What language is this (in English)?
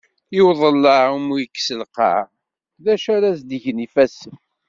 Kabyle